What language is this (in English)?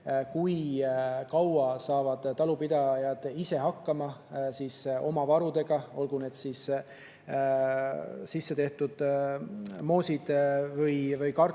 Estonian